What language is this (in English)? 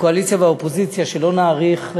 Hebrew